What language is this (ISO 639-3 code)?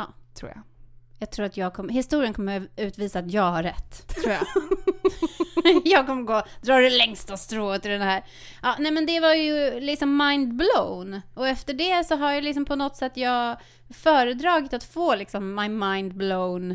swe